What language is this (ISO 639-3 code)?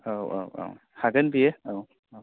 brx